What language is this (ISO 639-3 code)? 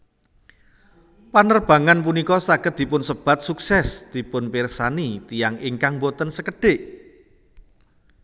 jav